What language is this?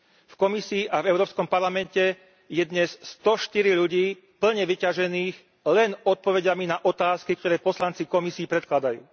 Slovak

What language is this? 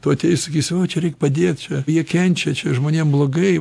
Lithuanian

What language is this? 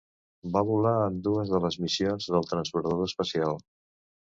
Catalan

